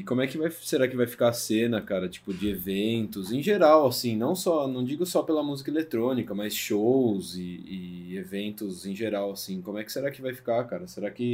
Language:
Portuguese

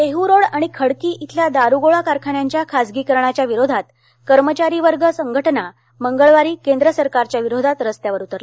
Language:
Marathi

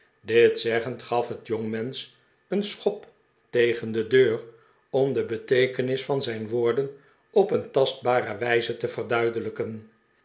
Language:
Dutch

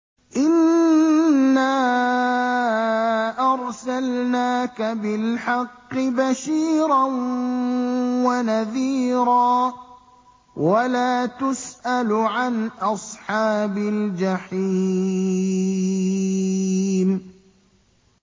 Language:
Arabic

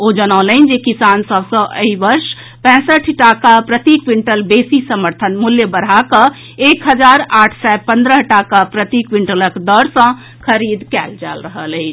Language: Maithili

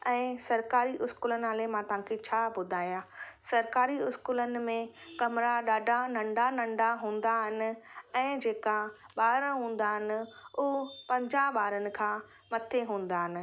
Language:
Sindhi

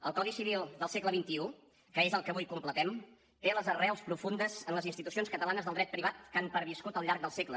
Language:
Catalan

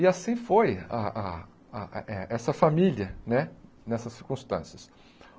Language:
Portuguese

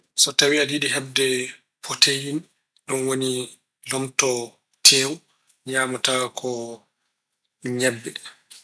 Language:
Fula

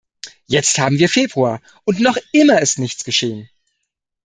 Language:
German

